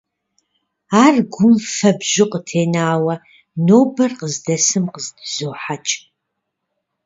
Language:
Kabardian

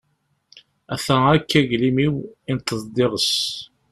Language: Kabyle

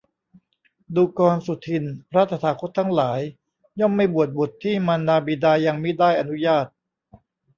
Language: Thai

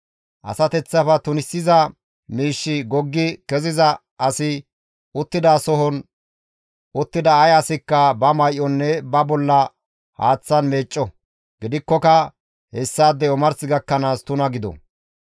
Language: Gamo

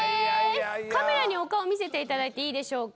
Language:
Japanese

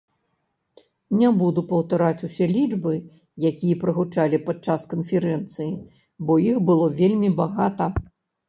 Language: Belarusian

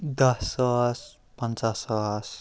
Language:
Kashmiri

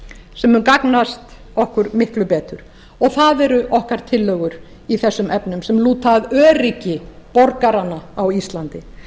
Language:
Icelandic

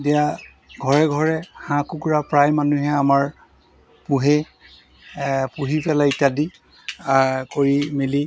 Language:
Assamese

